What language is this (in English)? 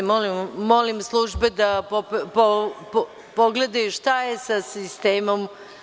Serbian